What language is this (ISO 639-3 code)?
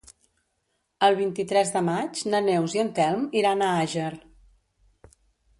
cat